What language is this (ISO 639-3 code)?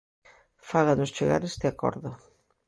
glg